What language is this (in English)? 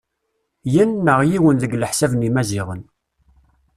Kabyle